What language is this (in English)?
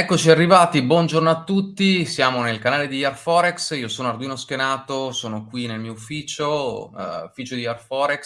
Italian